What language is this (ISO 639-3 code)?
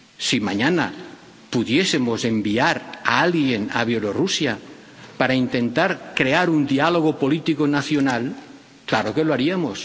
spa